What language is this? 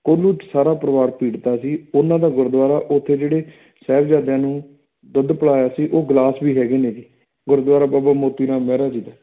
Punjabi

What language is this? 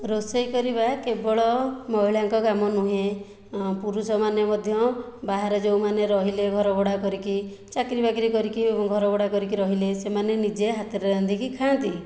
Odia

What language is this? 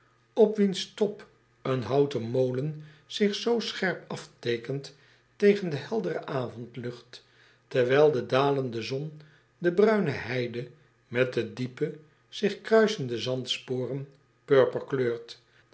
Dutch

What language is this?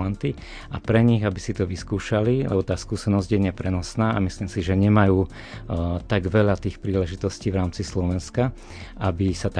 Slovak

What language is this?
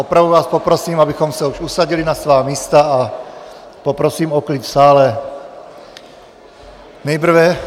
Czech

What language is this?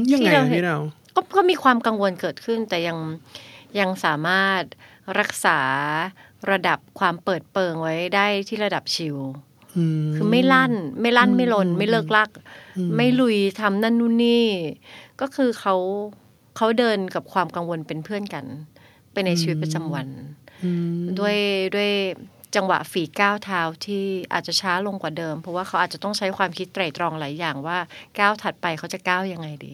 Thai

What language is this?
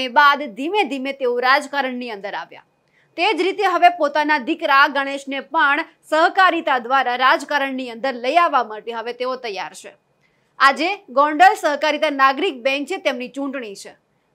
Gujarati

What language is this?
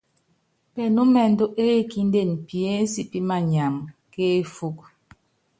Yangben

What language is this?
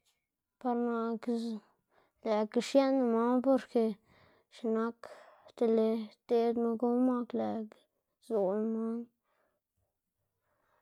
Xanaguía Zapotec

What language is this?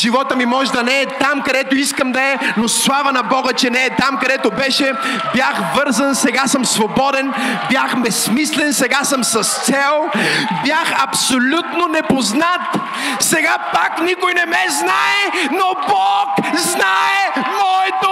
Bulgarian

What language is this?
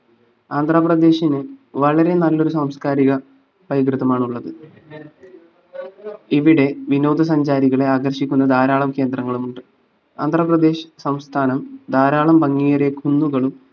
Malayalam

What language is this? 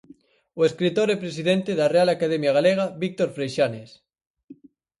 Galician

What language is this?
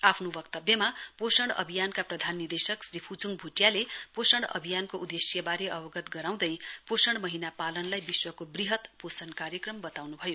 Nepali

